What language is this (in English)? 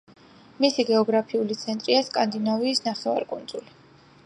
Georgian